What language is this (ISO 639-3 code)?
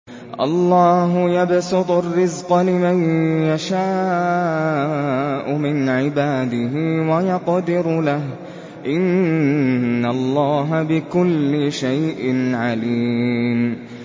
ara